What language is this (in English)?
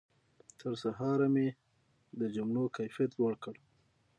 Pashto